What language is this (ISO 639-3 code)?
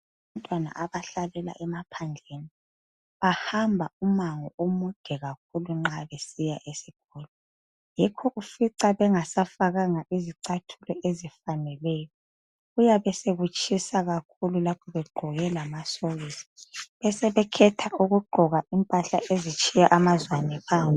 nde